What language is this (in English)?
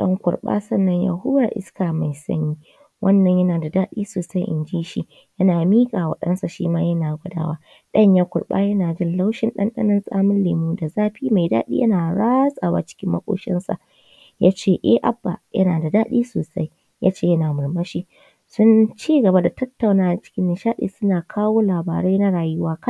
Hausa